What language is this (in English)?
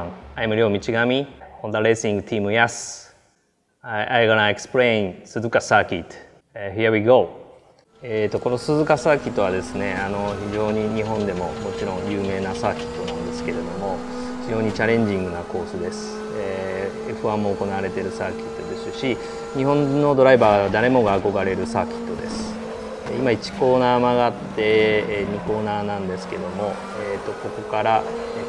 Japanese